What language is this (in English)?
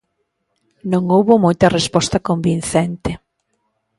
Galician